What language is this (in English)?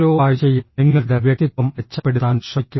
Malayalam